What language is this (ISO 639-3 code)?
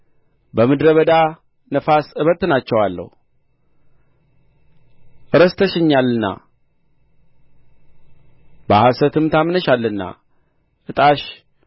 amh